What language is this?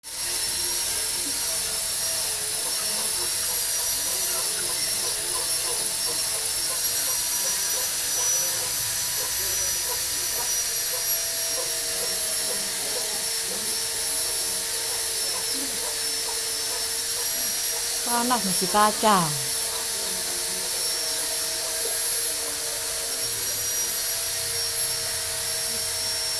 Indonesian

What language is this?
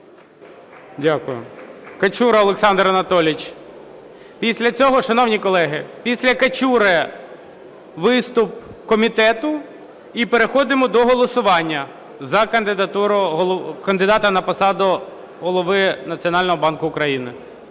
Ukrainian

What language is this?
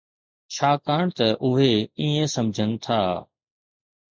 Sindhi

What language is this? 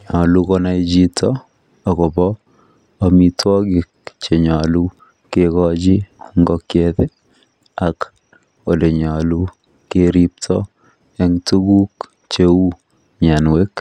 Kalenjin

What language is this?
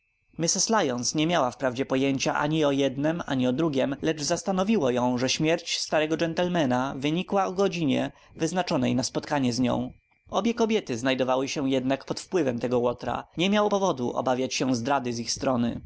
Polish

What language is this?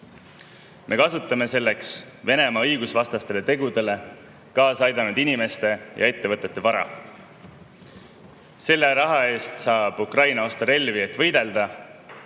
Estonian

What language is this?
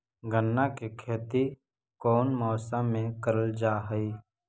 Magahi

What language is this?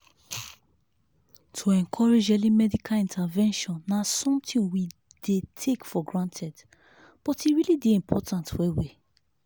Nigerian Pidgin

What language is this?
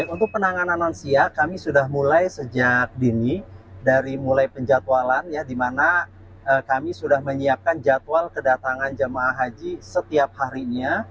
Indonesian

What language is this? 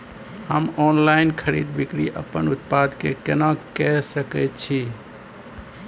Maithili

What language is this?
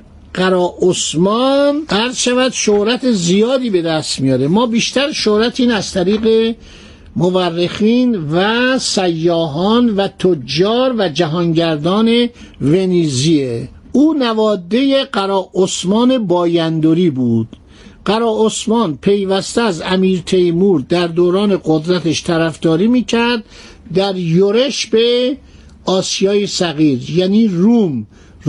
Persian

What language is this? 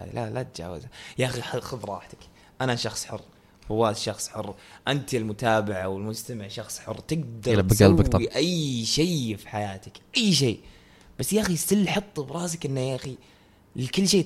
Arabic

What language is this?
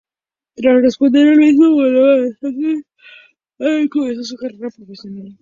Spanish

